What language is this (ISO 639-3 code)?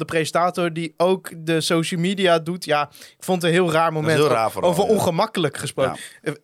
nld